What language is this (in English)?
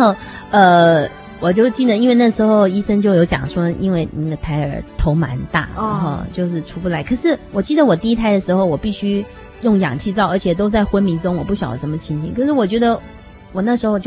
Chinese